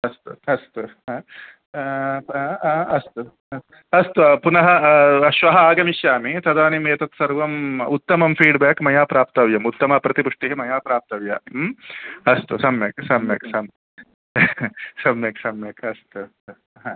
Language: Sanskrit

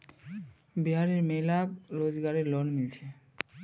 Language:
Magahi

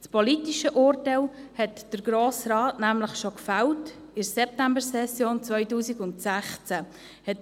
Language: Swiss German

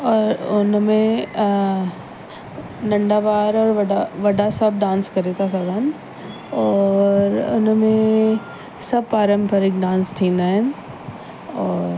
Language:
Sindhi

